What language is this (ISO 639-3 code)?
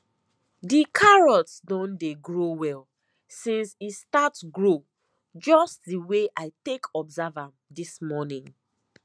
pcm